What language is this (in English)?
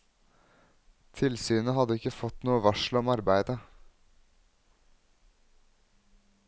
Norwegian